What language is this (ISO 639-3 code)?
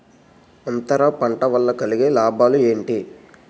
tel